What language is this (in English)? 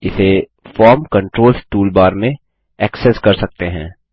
Hindi